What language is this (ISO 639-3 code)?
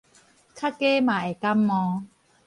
nan